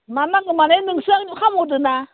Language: Bodo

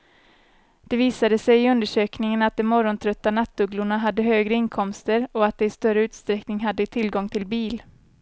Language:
Swedish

